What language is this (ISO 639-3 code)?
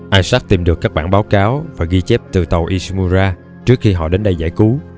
vie